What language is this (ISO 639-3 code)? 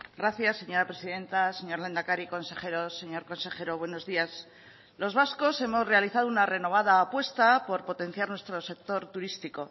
spa